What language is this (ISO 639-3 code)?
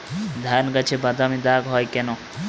ben